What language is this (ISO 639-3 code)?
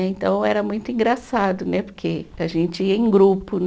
por